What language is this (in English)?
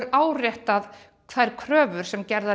Icelandic